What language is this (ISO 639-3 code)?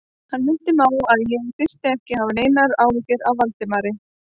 isl